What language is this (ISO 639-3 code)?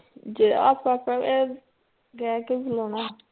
pan